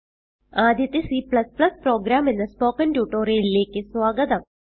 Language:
Malayalam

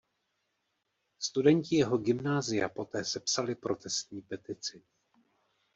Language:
Czech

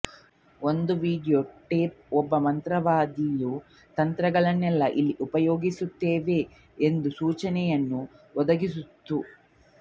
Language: Kannada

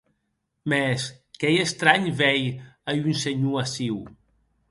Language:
Occitan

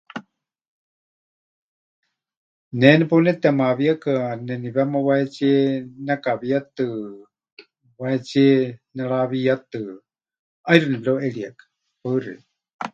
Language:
Huichol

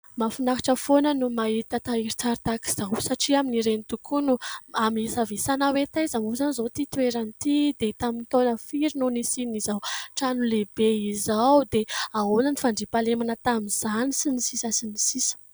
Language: Malagasy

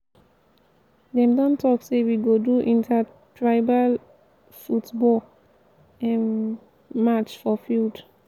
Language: Nigerian Pidgin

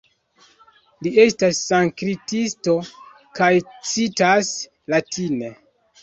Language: Esperanto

